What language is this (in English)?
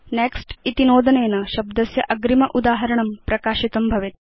Sanskrit